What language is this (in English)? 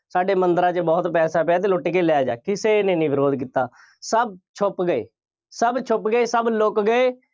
Punjabi